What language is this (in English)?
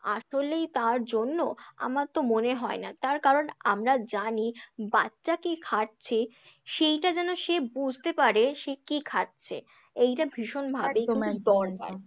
Bangla